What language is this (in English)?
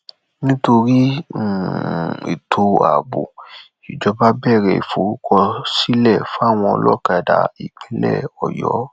Yoruba